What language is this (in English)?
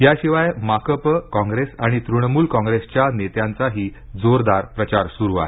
Marathi